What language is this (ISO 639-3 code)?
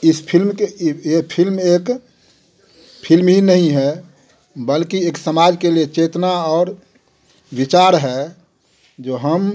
hin